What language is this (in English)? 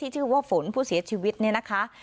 Thai